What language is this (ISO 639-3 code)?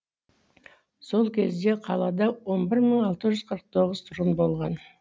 kaz